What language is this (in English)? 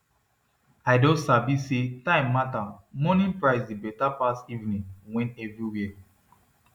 Nigerian Pidgin